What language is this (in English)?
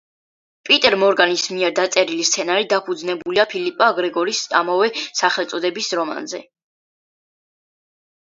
Georgian